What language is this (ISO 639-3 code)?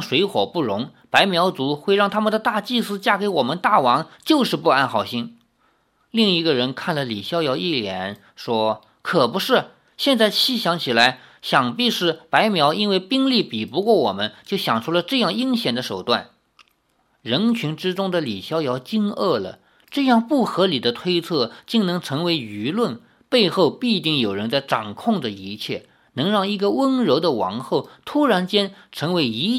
zho